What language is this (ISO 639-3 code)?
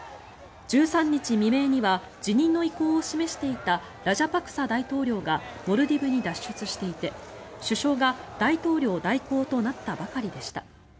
jpn